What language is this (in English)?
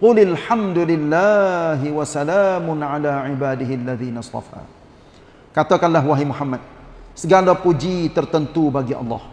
Malay